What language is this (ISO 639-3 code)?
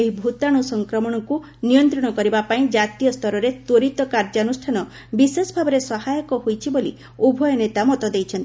ori